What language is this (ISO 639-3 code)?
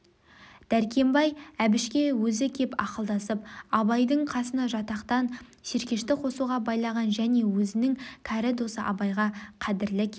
kaz